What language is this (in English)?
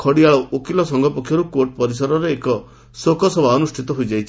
Odia